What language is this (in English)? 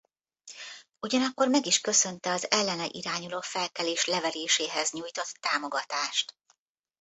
Hungarian